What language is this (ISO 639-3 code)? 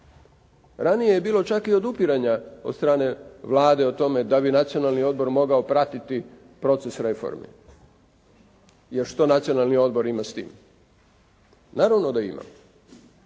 hrv